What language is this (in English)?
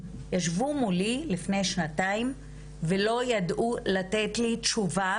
Hebrew